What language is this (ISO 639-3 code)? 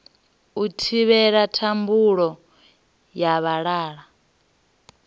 ven